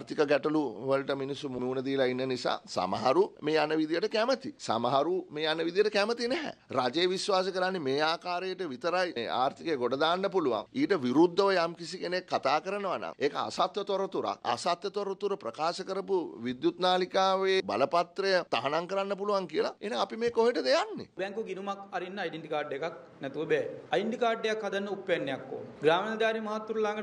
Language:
Hindi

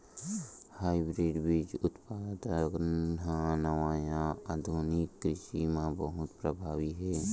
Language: Chhattisgarhi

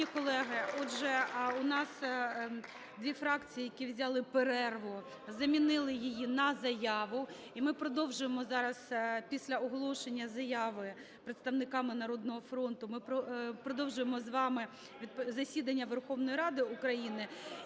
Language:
Ukrainian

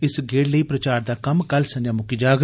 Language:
Dogri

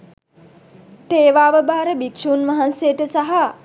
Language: Sinhala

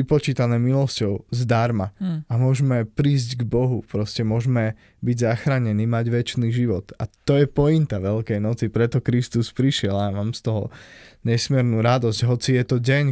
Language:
Slovak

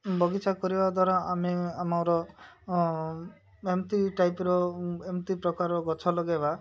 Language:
Odia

